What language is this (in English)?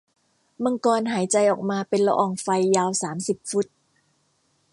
Thai